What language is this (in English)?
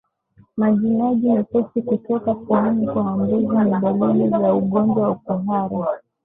Swahili